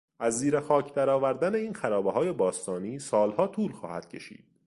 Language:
Persian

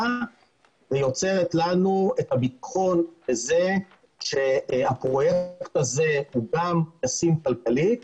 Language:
Hebrew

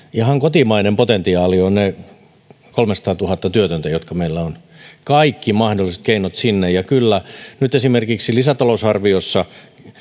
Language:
Finnish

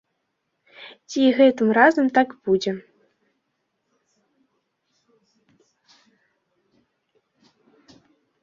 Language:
Belarusian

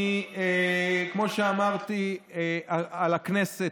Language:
Hebrew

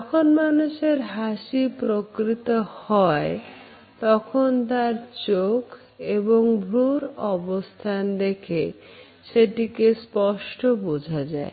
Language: Bangla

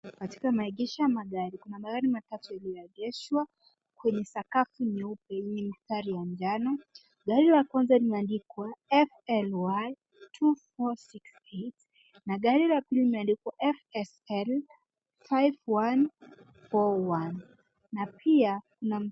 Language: Swahili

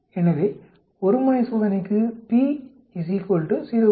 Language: Tamil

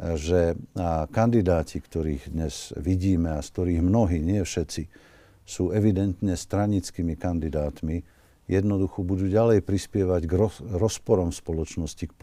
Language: Slovak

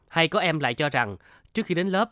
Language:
Vietnamese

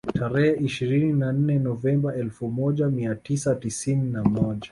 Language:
Swahili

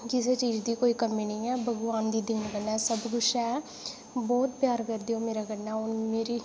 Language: Dogri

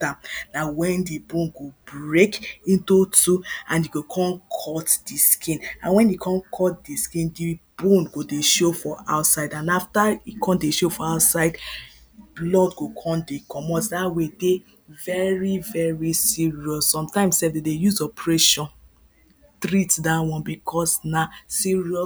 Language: Nigerian Pidgin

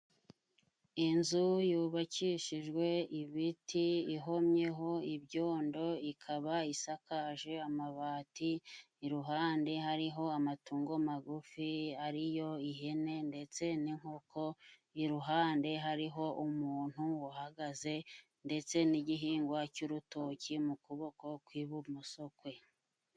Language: Kinyarwanda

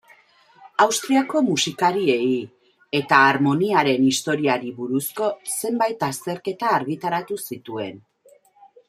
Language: Basque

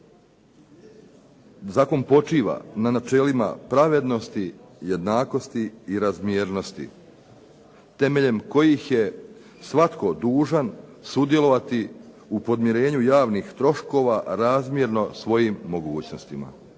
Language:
Croatian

